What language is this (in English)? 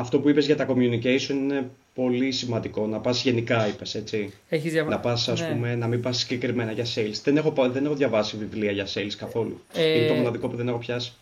Greek